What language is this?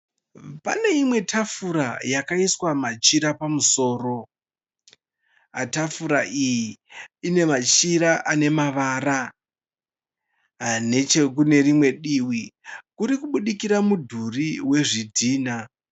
Shona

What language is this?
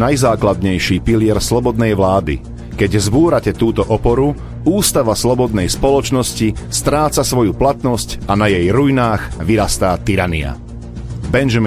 Slovak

